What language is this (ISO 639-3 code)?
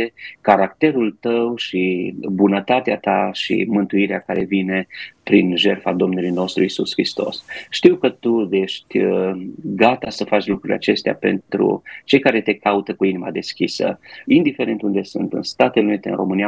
ron